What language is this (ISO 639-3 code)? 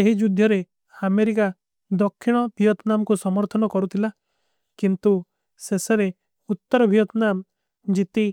uki